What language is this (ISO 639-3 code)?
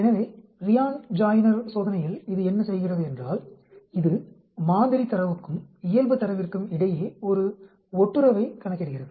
tam